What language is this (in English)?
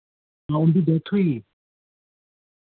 Dogri